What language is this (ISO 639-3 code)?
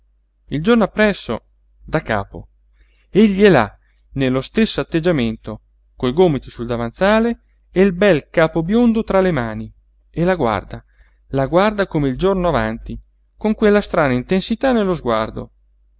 ita